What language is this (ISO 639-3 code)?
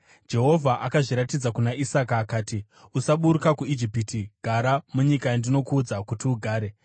sna